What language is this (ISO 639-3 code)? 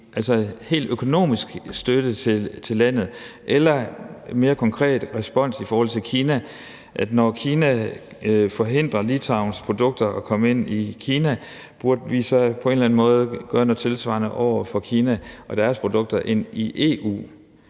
dan